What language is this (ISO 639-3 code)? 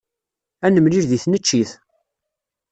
kab